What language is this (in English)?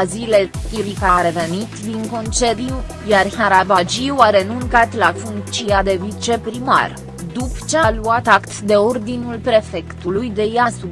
Romanian